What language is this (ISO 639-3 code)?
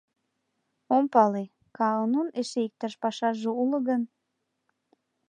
chm